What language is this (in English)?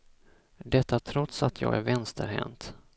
Swedish